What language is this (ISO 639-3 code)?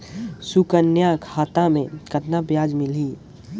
hne